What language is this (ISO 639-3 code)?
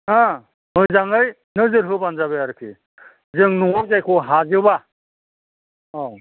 brx